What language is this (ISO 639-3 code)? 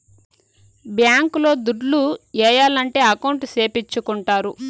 tel